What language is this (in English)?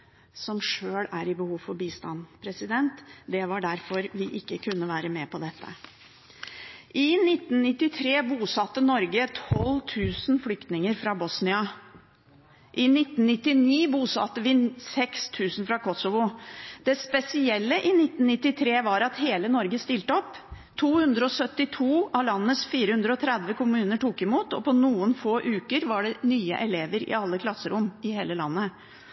Norwegian Bokmål